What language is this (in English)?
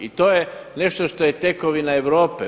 Croatian